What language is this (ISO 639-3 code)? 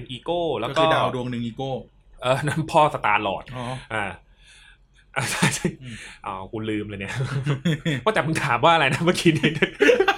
tha